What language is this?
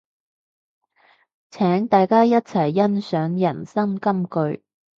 Cantonese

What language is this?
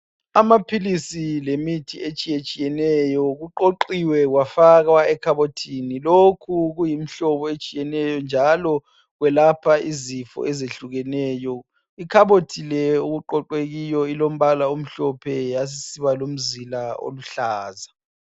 North Ndebele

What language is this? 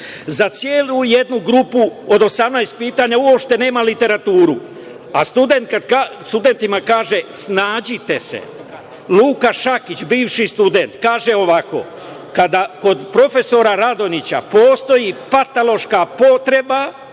Serbian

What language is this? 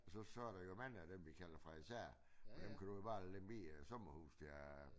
Danish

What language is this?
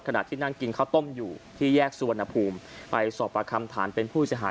Thai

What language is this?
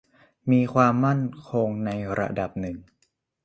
Thai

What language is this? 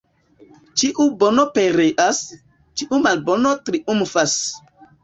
Esperanto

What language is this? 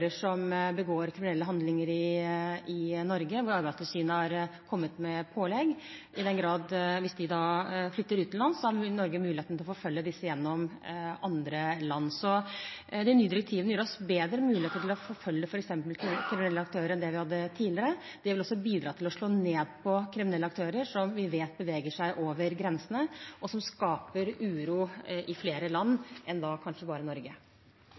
Norwegian Bokmål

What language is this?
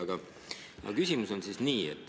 Estonian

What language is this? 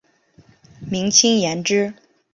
Chinese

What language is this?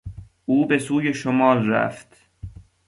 Persian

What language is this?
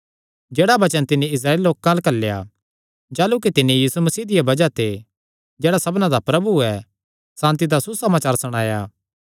Kangri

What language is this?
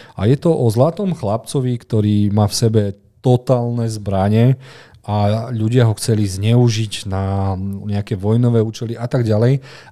Slovak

